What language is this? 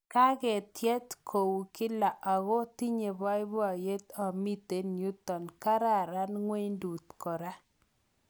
Kalenjin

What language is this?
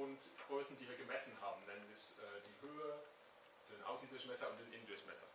German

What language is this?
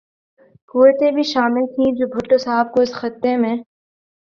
Urdu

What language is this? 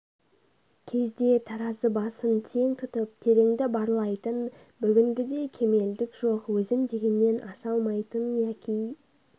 Kazakh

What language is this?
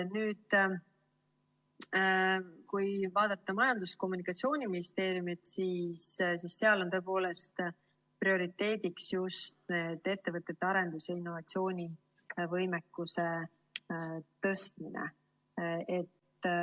Estonian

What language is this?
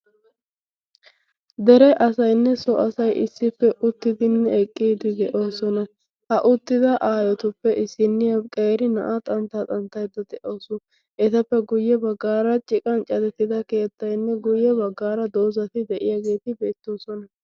Wolaytta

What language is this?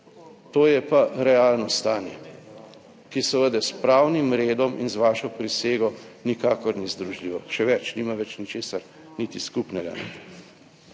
Slovenian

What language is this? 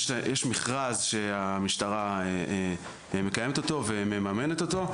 Hebrew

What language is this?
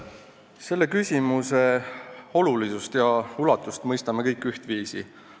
Estonian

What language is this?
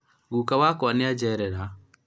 Kikuyu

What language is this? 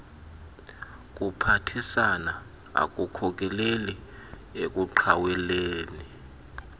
Xhosa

